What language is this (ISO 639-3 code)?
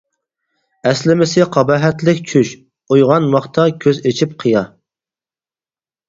uig